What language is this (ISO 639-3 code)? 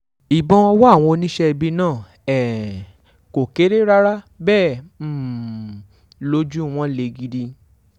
yor